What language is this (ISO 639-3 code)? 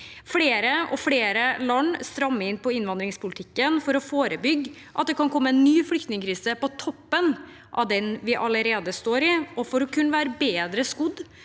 nor